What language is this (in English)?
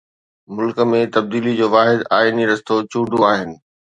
Sindhi